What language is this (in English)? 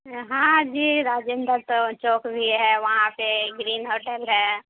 Urdu